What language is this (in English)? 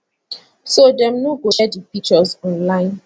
Nigerian Pidgin